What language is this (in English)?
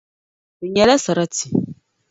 Dagbani